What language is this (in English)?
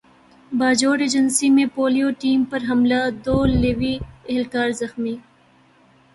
Urdu